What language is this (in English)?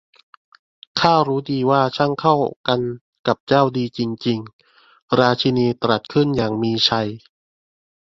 Thai